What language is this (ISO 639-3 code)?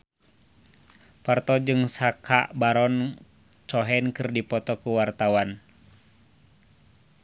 sun